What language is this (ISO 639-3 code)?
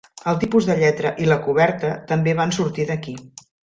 cat